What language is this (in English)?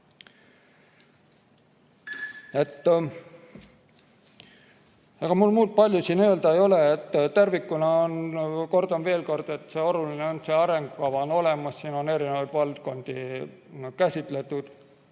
Estonian